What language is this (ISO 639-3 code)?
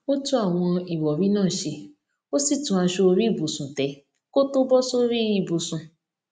yor